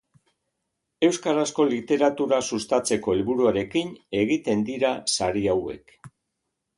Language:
Basque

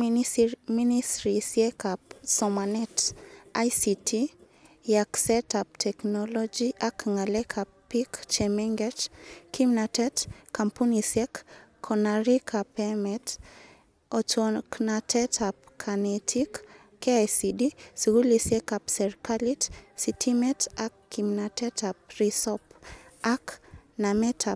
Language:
Kalenjin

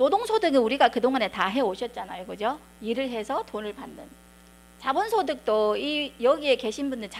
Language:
Korean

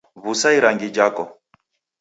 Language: Taita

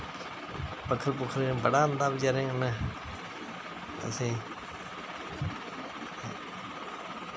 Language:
Dogri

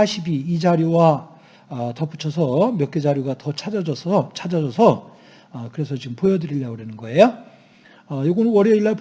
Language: Korean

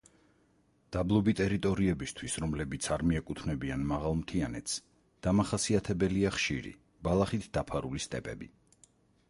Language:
Georgian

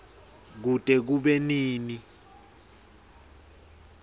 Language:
Swati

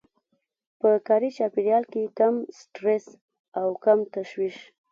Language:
Pashto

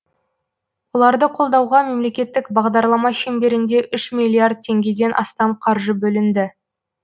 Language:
Kazakh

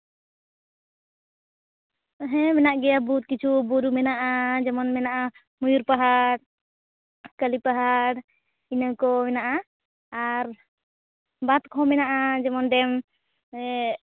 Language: Santali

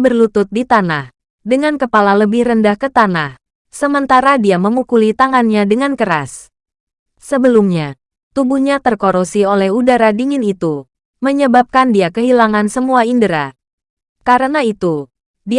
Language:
Indonesian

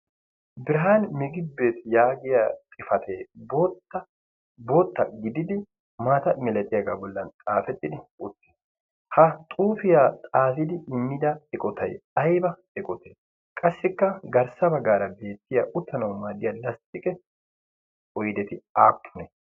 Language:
Wolaytta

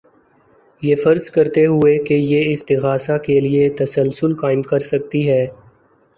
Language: Urdu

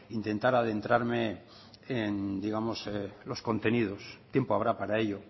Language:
Spanish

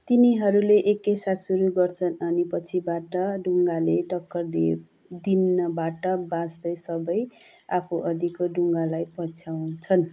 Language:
Nepali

